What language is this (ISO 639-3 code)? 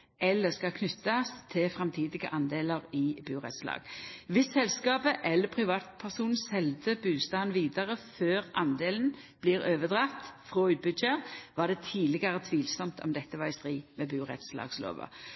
nno